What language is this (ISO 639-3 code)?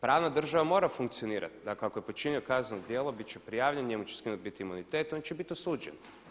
hrv